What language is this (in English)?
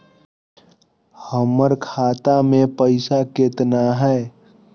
Magahi